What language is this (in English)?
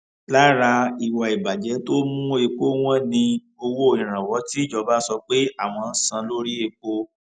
Yoruba